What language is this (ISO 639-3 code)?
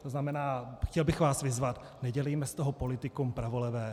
ces